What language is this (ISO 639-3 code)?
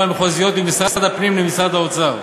heb